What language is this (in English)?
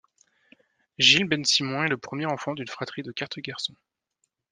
French